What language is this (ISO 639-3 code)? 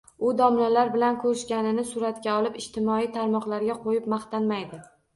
uzb